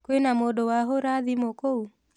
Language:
Kikuyu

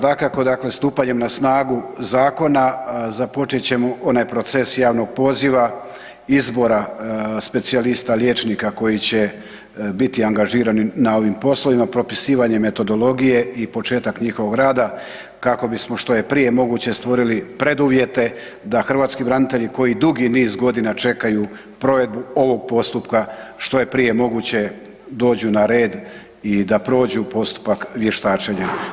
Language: Croatian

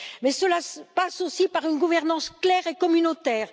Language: French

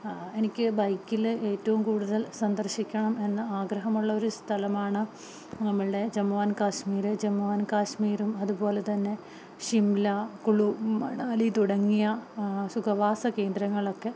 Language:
Malayalam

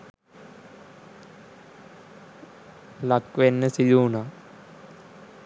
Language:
Sinhala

